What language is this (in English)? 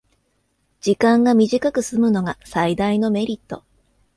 Japanese